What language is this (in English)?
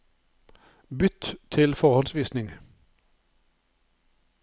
Norwegian